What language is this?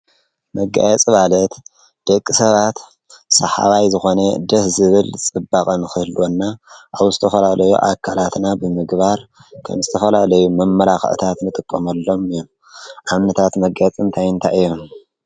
Tigrinya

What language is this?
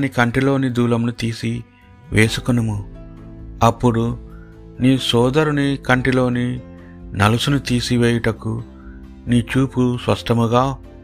Telugu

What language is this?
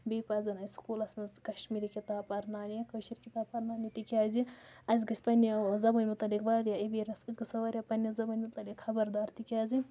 Kashmiri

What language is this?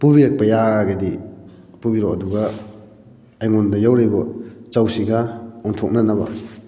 Manipuri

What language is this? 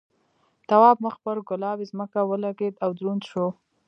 Pashto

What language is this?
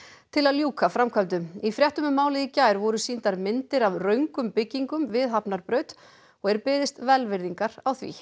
Icelandic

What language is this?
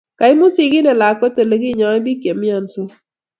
Kalenjin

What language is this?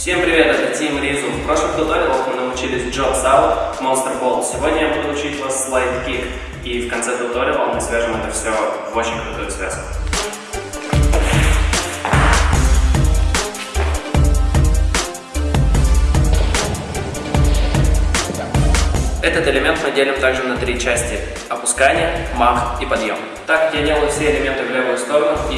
Russian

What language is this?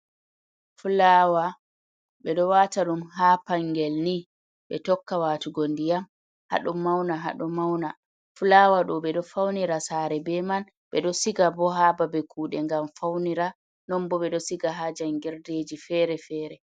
Fula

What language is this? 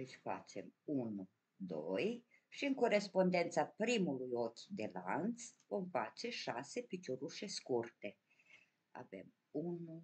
Romanian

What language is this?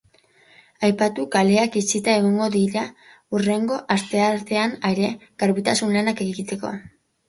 Basque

